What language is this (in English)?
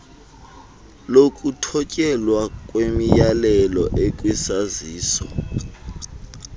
Xhosa